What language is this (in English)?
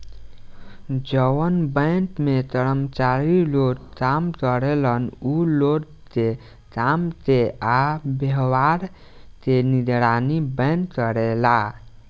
Bhojpuri